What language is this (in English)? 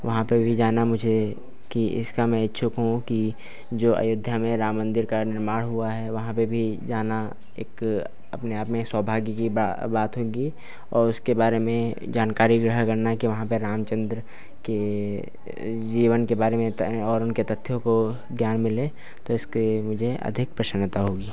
Hindi